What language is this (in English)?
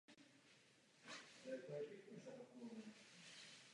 Czech